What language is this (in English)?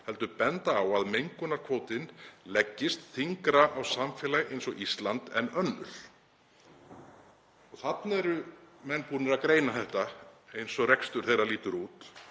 Icelandic